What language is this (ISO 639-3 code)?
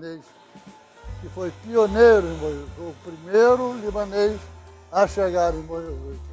por